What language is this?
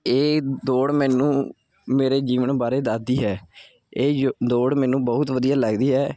Punjabi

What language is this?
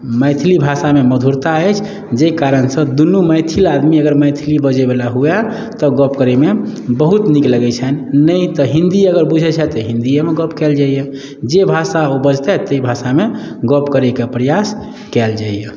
Maithili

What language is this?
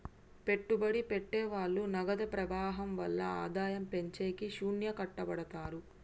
Telugu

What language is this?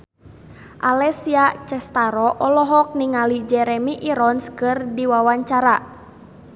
Sundanese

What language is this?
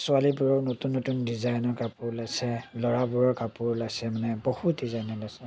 Assamese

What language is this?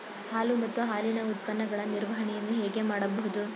Kannada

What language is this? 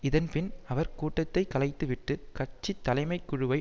Tamil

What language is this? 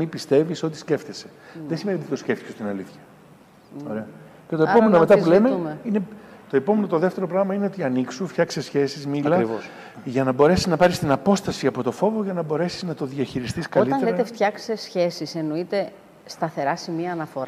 Greek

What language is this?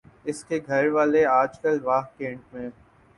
Urdu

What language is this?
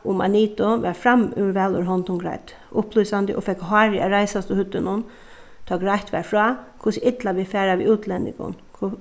Faroese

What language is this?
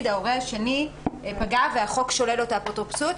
Hebrew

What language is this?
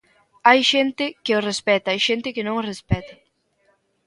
Galician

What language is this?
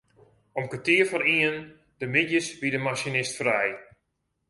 Western Frisian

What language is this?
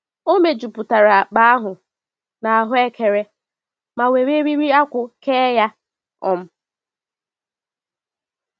Igbo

